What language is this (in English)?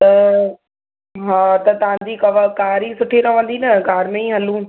Sindhi